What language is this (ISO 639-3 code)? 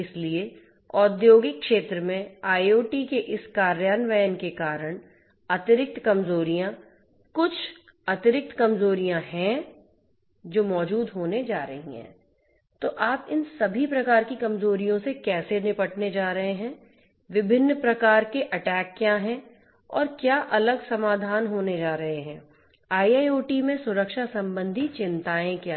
hin